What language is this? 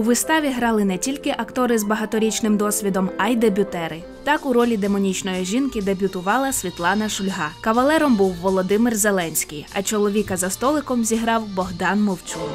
Ukrainian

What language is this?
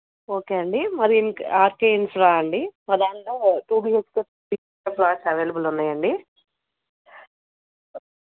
Telugu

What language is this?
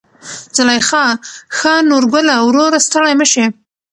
Pashto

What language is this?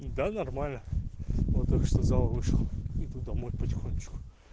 Russian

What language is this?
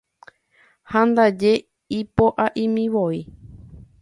Guarani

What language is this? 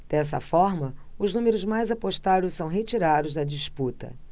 Portuguese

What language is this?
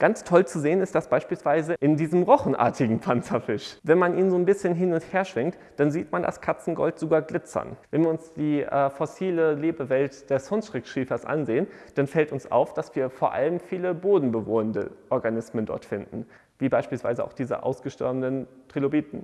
German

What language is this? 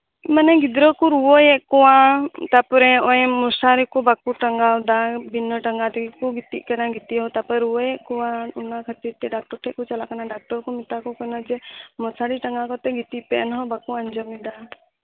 Santali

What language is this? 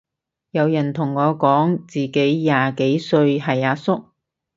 Cantonese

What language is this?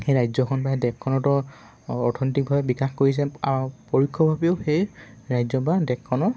Assamese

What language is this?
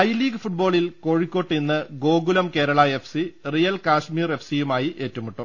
Malayalam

